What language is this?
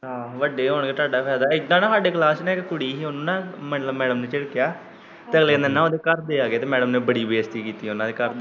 Punjabi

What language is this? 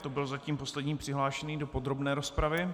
Czech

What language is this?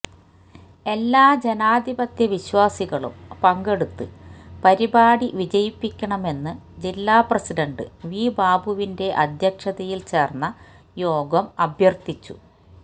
Malayalam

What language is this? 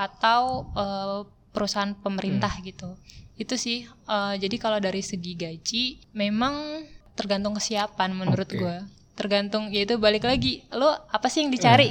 Indonesian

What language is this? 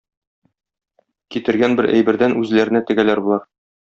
Tatar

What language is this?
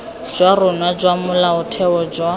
Tswana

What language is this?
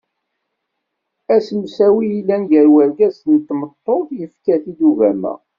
Kabyle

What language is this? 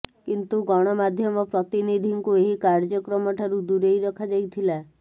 Odia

